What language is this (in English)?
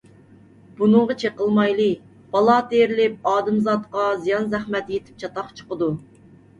Uyghur